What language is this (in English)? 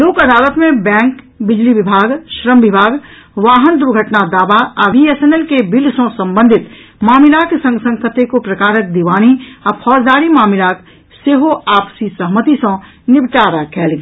Maithili